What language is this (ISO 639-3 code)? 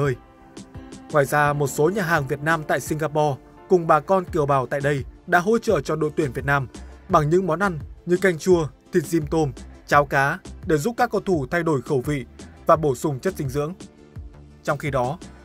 vie